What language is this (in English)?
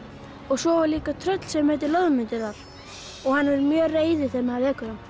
Icelandic